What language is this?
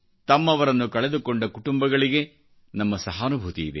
Kannada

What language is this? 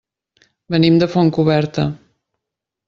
Catalan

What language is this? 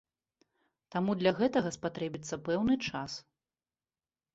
Belarusian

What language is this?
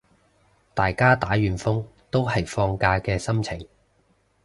Cantonese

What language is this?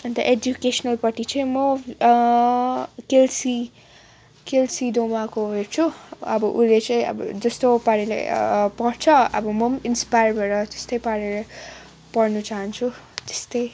Nepali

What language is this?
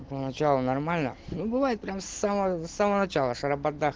Russian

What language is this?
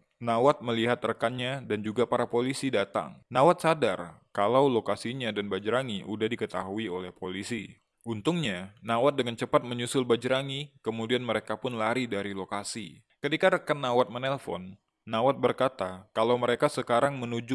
Indonesian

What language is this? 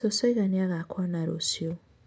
Kikuyu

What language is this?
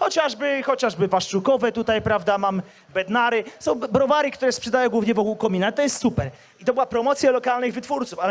Polish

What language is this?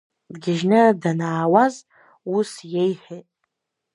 Abkhazian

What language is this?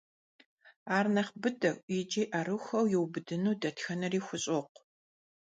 Kabardian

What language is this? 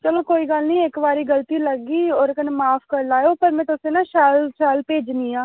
Dogri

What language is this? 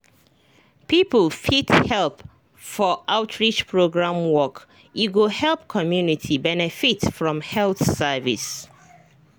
Nigerian Pidgin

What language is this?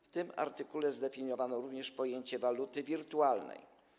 Polish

